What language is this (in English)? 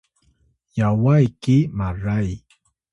Atayal